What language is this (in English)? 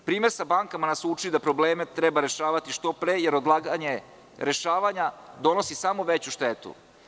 Serbian